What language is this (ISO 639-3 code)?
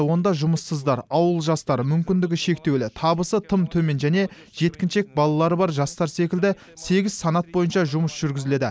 kaz